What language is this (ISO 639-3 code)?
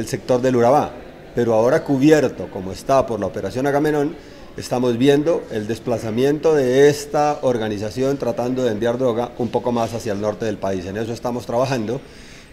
spa